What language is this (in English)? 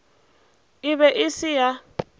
Northern Sotho